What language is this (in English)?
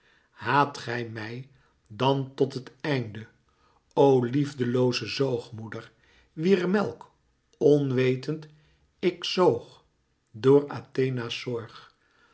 Dutch